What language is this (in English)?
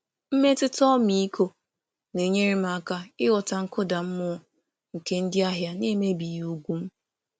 Igbo